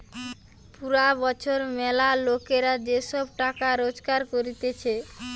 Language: Bangla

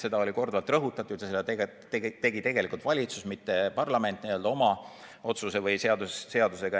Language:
Estonian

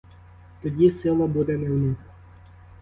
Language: Ukrainian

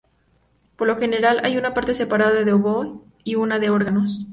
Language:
Spanish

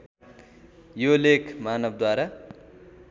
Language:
Nepali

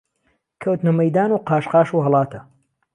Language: Central Kurdish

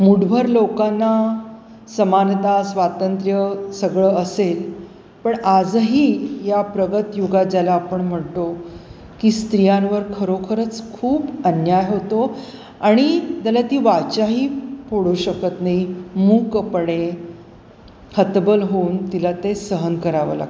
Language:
Marathi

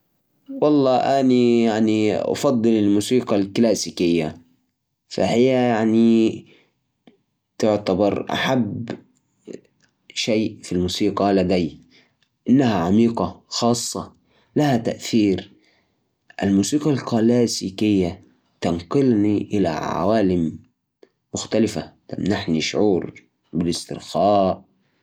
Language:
Najdi Arabic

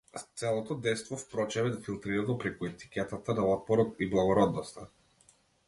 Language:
Macedonian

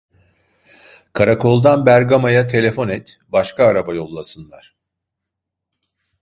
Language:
Turkish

